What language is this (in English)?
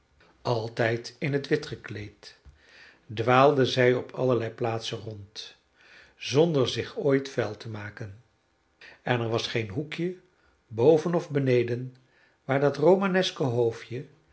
Dutch